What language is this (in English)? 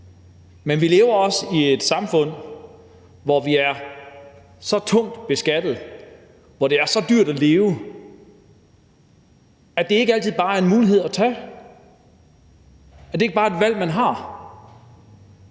Danish